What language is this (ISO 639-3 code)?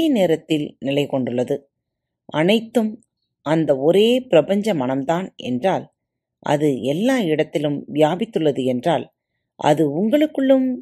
tam